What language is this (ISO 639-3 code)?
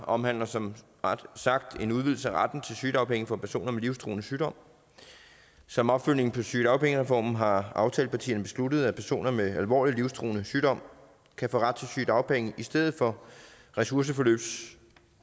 dan